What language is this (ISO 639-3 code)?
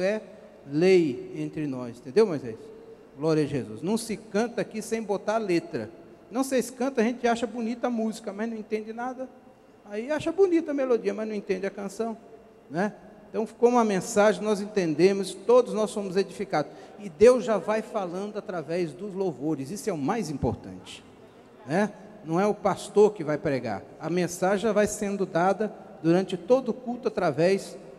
por